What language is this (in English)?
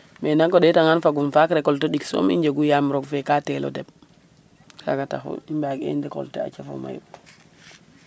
Serer